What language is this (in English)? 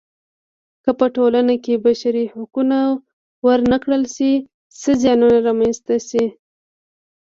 Pashto